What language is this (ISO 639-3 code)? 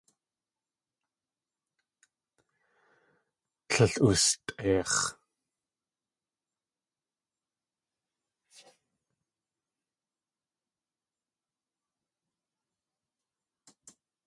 tli